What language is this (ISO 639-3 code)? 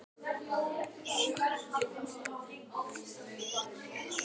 isl